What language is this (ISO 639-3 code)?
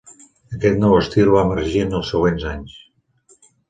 cat